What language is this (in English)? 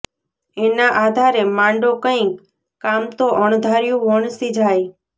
Gujarati